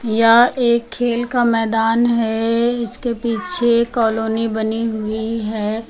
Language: Hindi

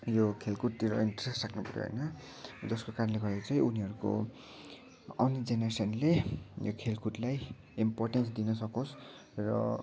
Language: Nepali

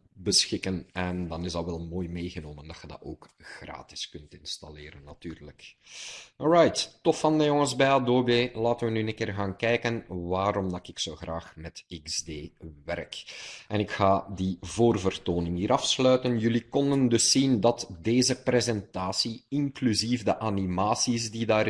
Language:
Dutch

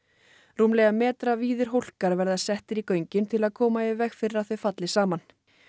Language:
Icelandic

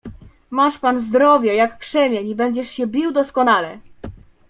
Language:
Polish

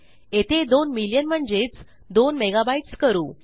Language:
Marathi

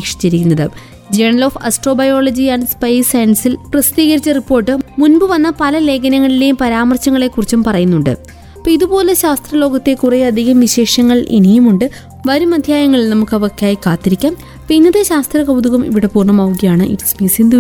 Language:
Malayalam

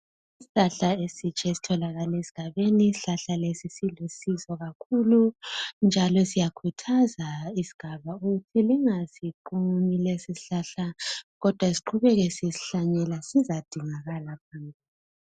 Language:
North Ndebele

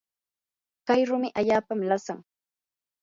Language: Yanahuanca Pasco Quechua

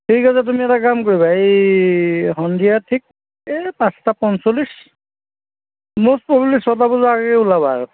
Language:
Assamese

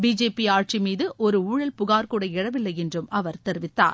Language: Tamil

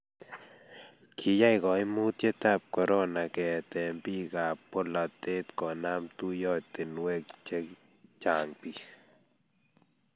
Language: Kalenjin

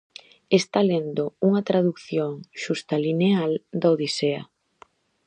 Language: Galician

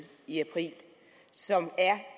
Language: Danish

